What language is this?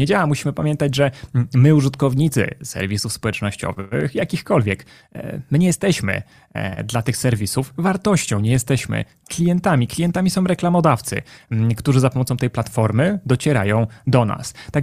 Polish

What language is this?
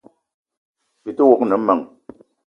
Eton (Cameroon)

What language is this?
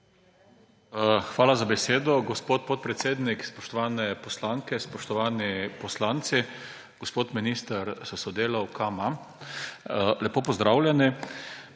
Slovenian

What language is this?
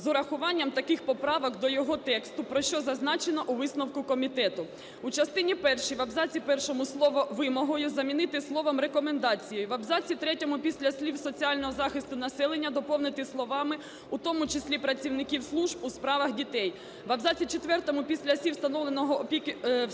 Ukrainian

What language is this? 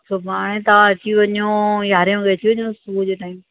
Sindhi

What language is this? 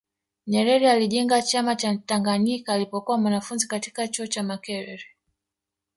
Swahili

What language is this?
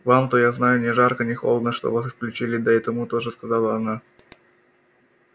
Russian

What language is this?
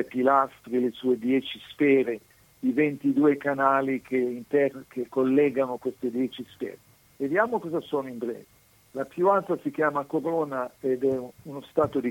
Italian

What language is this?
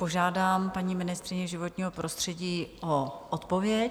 Czech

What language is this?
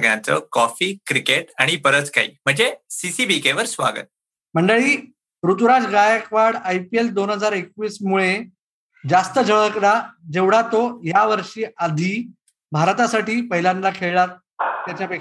Marathi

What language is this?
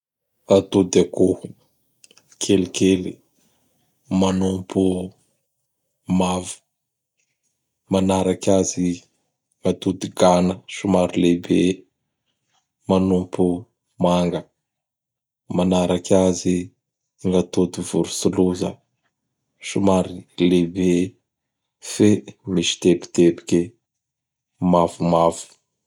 Bara Malagasy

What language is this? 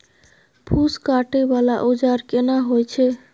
Maithili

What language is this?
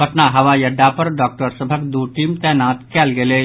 Maithili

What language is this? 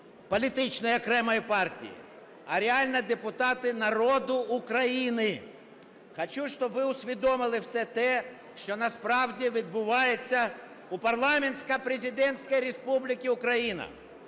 Ukrainian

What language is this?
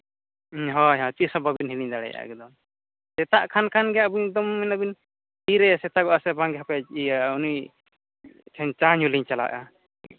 Santali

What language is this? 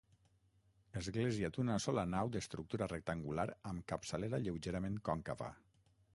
Catalan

